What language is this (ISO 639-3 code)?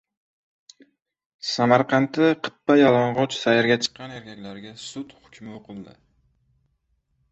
uzb